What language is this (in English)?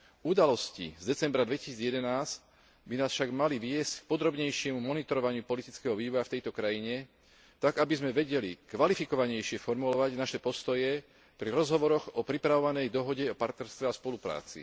Slovak